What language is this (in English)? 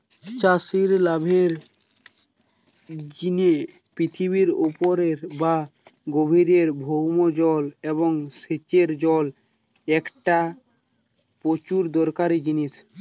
Bangla